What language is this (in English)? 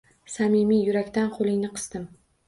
Uzbek